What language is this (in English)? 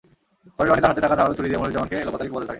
Bangla